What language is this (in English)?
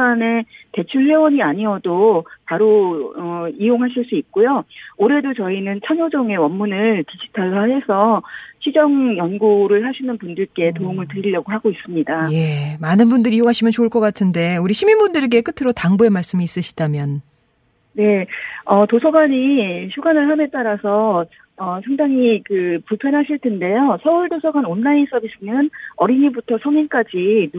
Korean